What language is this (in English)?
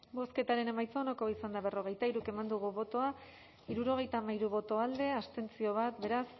Basque